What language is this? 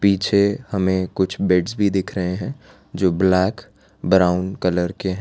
Hindi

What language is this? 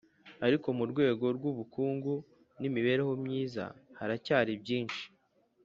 Kinyarwanda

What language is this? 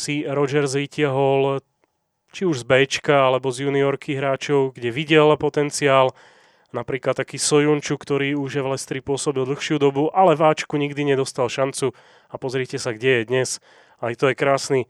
Slovak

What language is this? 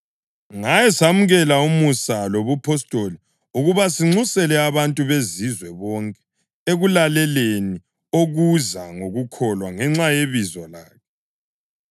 North Ndebele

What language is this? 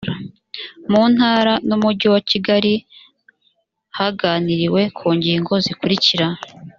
Kinyarwanda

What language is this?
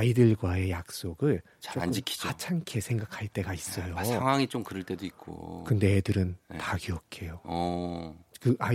Korean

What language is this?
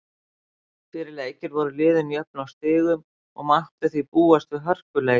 Icelandic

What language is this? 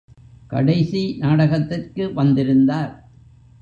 Tamil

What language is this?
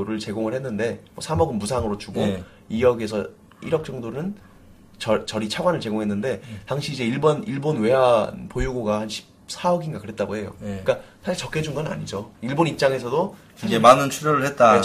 Korean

